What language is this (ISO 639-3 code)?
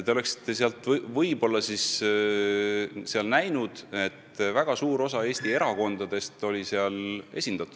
est